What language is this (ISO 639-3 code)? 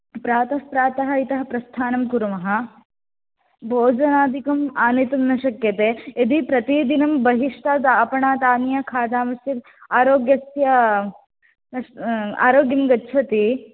san